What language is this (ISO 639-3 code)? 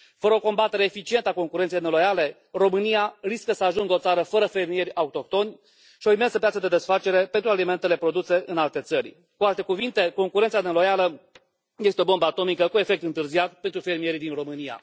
ron